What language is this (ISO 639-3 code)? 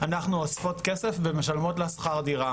heb